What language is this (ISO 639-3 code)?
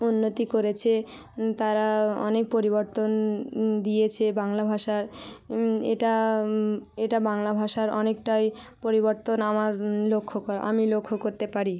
ben